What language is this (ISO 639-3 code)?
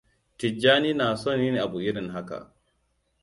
hau